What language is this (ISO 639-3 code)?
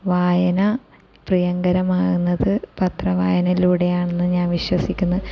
mal